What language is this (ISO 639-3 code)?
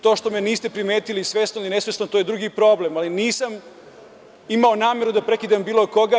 srp